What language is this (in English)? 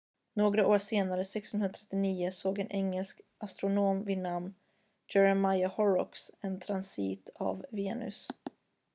Swedish